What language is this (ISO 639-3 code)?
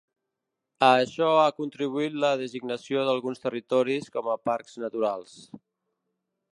cat